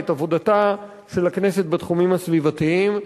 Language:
Hebrew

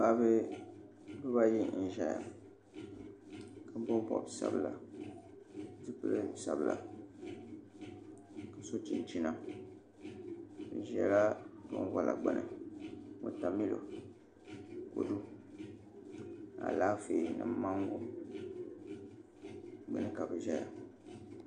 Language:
Dagbani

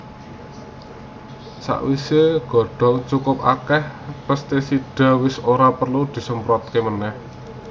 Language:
Javanese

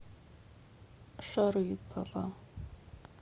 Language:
Russian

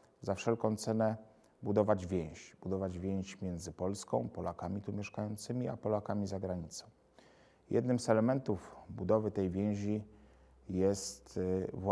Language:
Polish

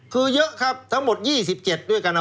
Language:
Thai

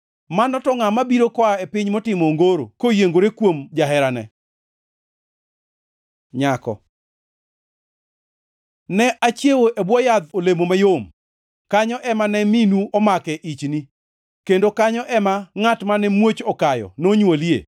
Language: Luo (Kenya and Tanzania)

